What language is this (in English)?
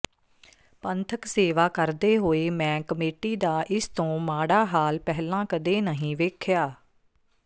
Punjabi